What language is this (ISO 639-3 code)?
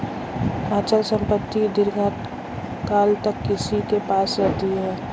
hin